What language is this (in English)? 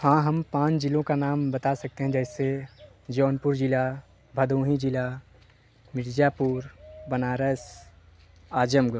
Hindi